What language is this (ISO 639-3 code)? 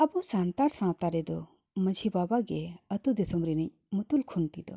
sat